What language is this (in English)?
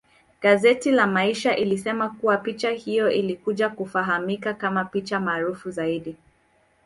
Swahili